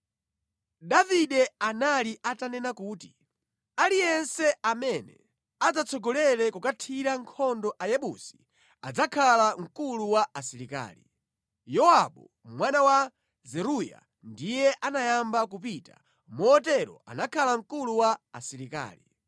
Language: Nyanja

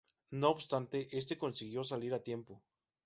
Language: Spanish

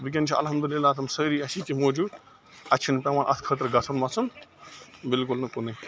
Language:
Kashmiri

